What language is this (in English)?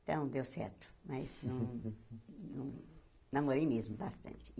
Portuguese